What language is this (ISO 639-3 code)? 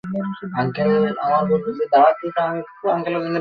ben